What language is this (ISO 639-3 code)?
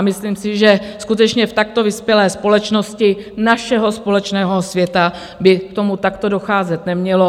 ces